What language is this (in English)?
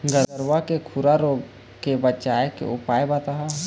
Chhattisgarhi